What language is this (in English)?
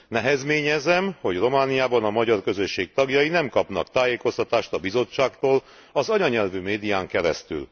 Hungarian